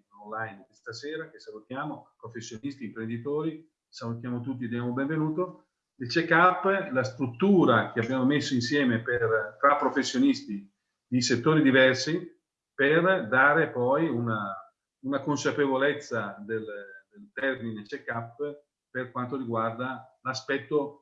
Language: Italian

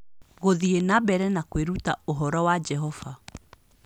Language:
Kikuyu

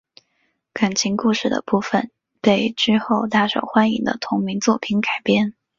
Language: Chinese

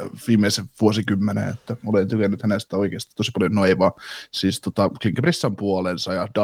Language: Finnish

